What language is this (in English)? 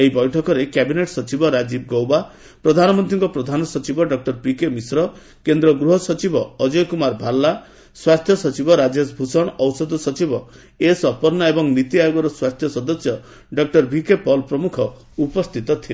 Odia